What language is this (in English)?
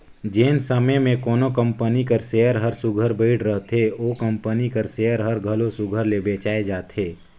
Chhattisgarhi